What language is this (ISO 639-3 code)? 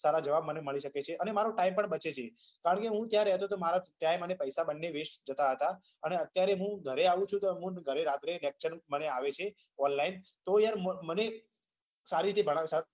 guj